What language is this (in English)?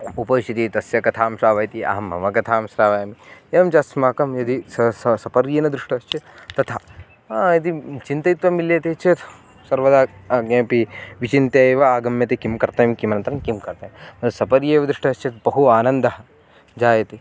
Sanskrit